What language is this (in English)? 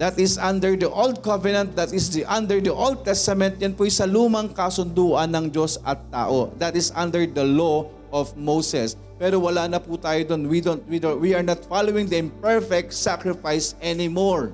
Filipino